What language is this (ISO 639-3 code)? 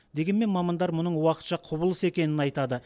kaz